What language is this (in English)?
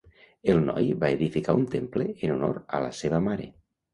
Catalan